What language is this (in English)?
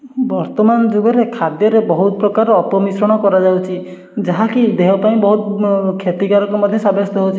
Odia